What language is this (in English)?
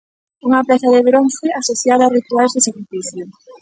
Galician